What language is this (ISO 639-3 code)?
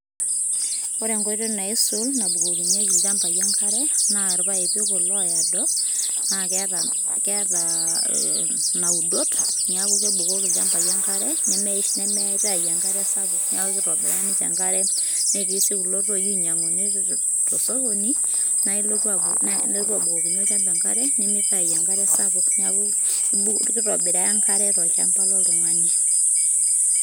mas